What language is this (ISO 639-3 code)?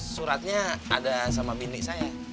ind